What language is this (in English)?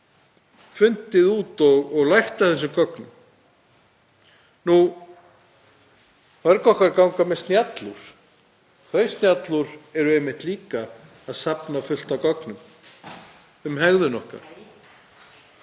Icelandic